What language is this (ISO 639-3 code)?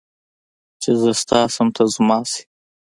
pus